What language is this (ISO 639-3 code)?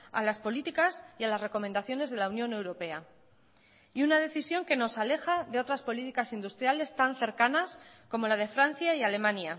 spa